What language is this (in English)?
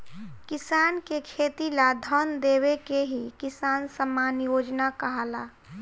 Bhojpuri